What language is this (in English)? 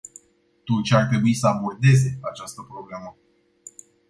Romanian